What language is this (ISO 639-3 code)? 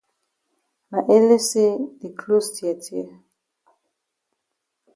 wes